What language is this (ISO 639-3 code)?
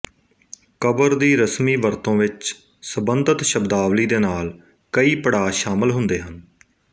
pan